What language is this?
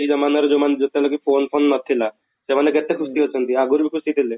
Odia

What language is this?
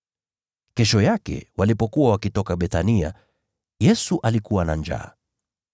Swahili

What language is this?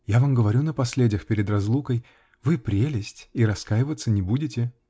Russian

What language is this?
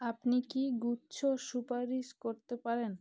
Bangla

